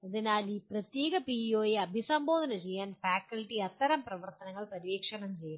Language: Malayalam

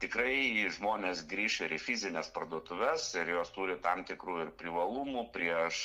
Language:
Lithuanian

